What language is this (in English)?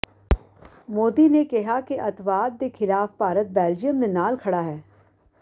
Punjabi